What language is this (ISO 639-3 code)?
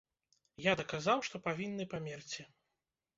bel